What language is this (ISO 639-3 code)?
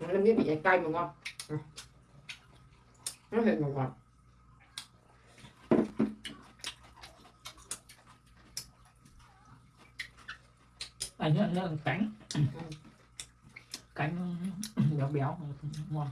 vie